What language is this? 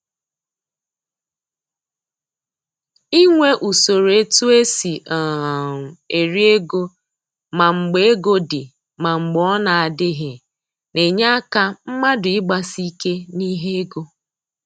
Igbo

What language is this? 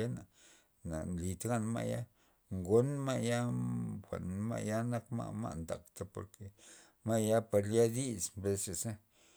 Loxicha Zapotec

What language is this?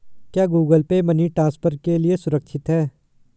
Hindi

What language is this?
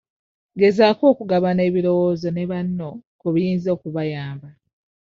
Ganda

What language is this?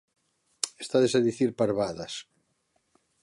Galician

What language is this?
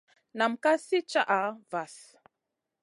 Masana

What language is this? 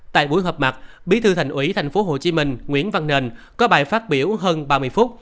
Vietnamese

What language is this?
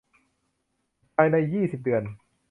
Thai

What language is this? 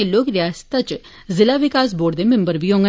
Dogri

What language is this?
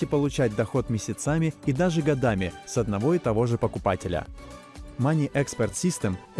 Russian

